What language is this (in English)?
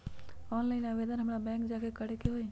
Magahi